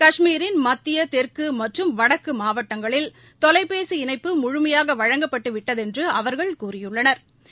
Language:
Tamil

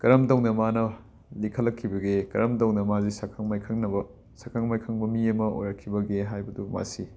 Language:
Manipuri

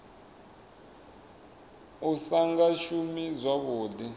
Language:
Venda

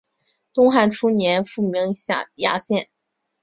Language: Chinese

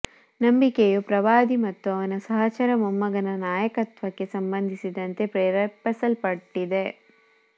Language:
Kannada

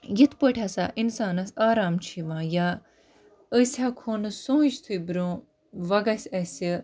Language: Kashmiri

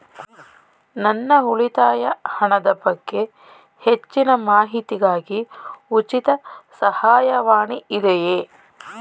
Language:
Kannada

